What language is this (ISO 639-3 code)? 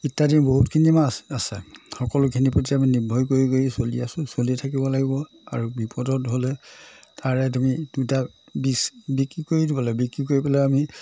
asm